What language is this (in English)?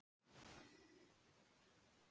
Icelandic